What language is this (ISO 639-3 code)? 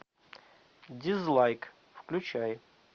rus